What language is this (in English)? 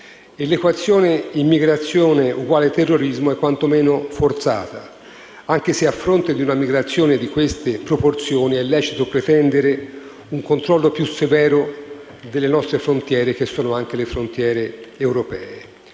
Italian